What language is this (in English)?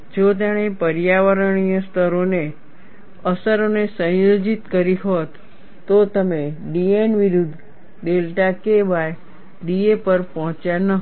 Gujarati